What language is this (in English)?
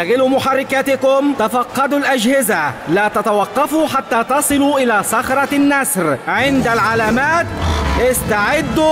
Arabic